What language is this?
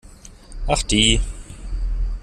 German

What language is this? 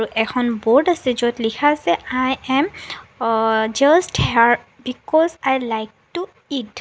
Assamese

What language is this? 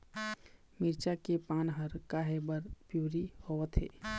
Chhattisgarhi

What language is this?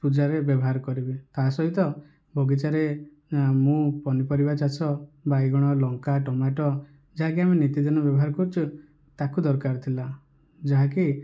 Odia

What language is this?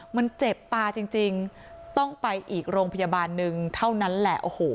Thai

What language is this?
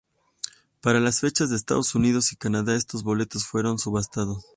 Spanish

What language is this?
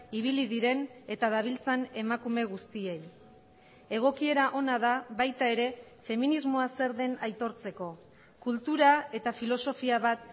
Basque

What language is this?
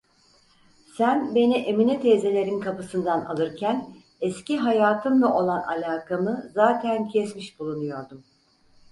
Turkish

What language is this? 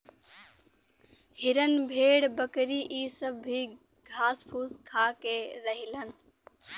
Bhojpuri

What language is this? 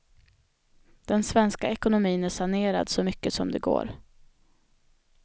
Swedish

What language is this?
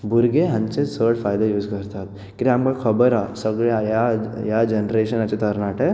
Konkani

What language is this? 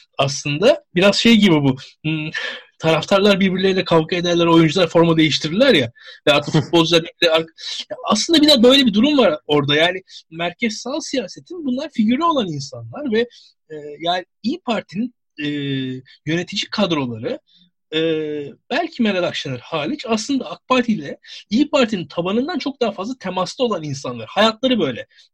Turkish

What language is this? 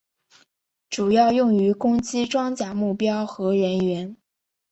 Chinese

